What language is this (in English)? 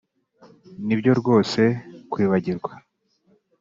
Kinyarwanda